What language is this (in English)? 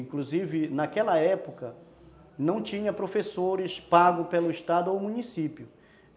Portuguese